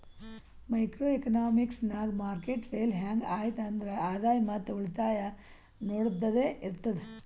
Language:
Kannada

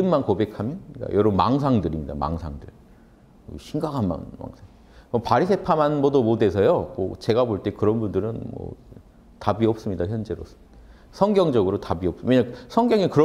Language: Korean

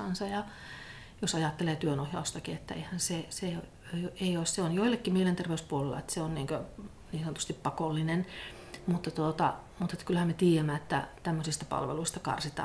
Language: Finnish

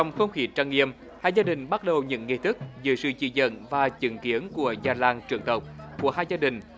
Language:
Vietnamese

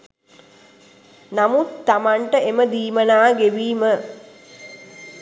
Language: Sinhala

